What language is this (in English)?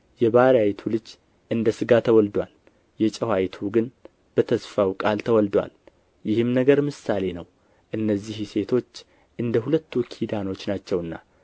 Amharic